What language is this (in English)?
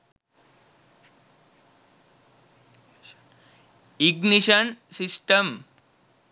Sinhala